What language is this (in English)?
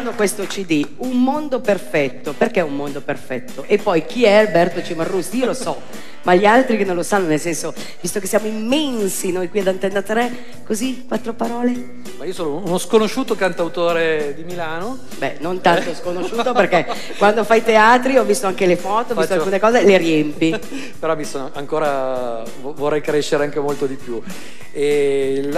Italian